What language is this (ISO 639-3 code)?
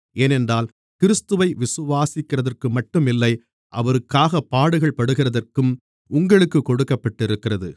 tam